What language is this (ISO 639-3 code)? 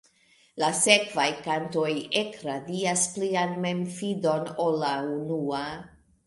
epo